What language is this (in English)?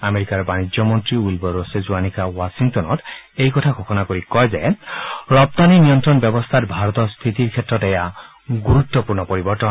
Assamese